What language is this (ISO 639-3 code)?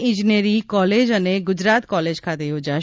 guj